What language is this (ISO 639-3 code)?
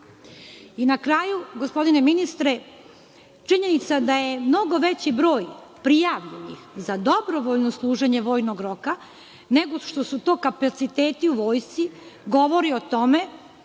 srp